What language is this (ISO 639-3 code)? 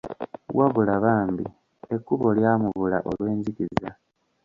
lug